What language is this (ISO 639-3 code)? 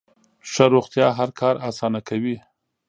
pus